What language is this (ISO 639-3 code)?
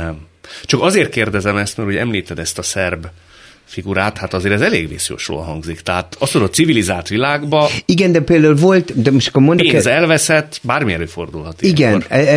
hun